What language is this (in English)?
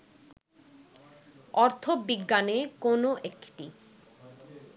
Bangla